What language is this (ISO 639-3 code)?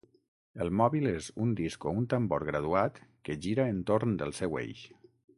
cat